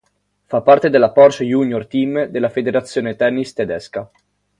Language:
Italian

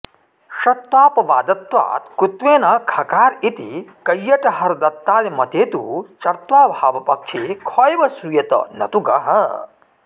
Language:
Sanskrit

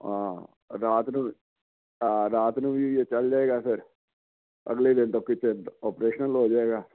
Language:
Punjabi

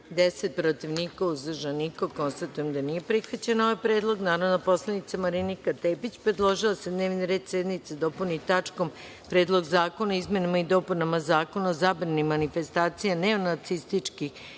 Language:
Serbian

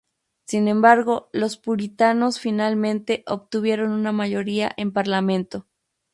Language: Spanish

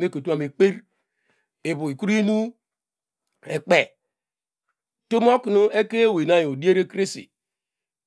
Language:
Degema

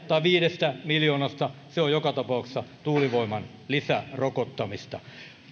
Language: Finnish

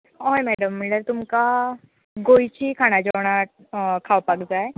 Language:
Konkani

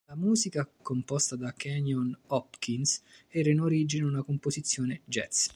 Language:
Italian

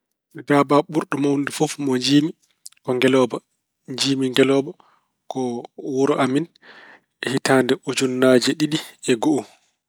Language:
Fula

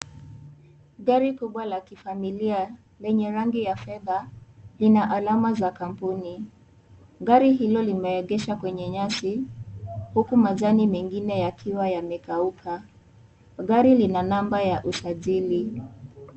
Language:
Swahili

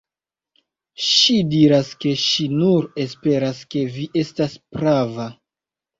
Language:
Esperanto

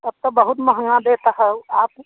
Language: Hindi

